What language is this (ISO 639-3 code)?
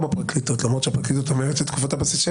heb